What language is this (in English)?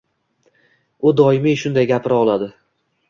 Uzbek